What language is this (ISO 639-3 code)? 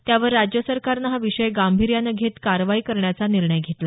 mar